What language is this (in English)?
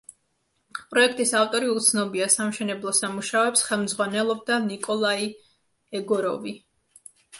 Georgian